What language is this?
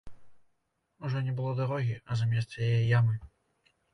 Belarusian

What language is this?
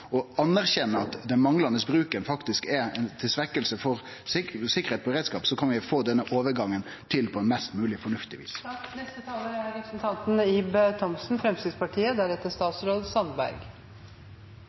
Norwegian Nynorsk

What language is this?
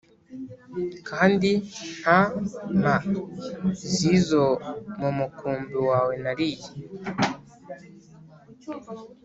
Kinyarwanda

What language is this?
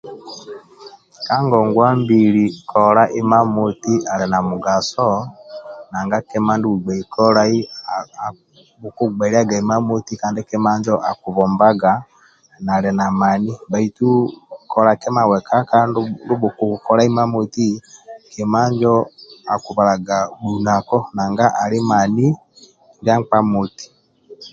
Amba (Uganda)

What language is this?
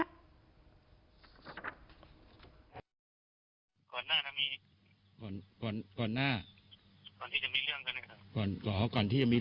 Thai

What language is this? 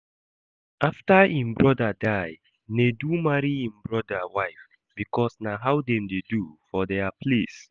Nigerian Pidgin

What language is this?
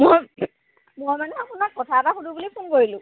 Assamese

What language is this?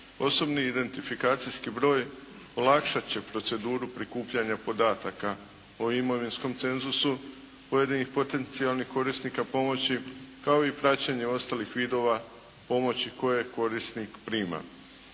Croatian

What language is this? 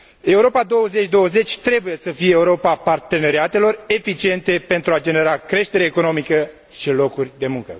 Romanian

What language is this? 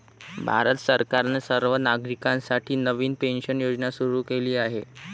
Marathi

